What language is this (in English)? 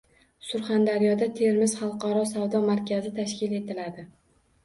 Uzbek